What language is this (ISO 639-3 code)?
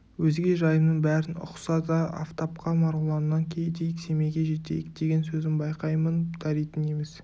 kaz